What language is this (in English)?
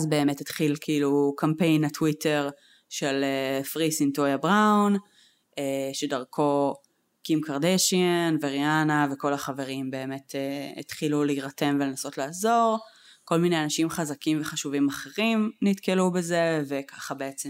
Hebrew